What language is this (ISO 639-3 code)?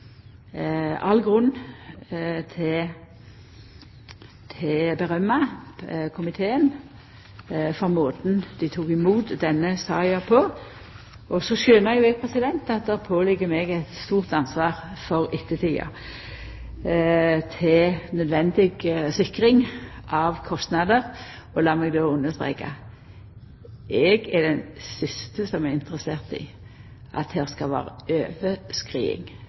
nno